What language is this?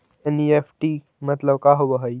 Magahi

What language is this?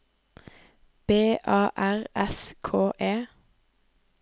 Norwegian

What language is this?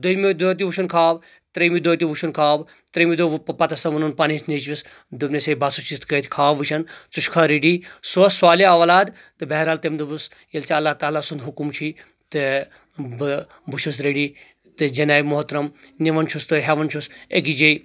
Kashmiri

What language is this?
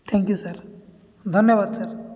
Odia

